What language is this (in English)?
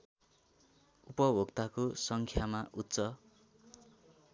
Nepali